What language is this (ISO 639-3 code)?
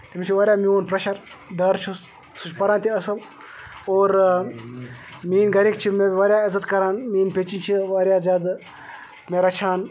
kas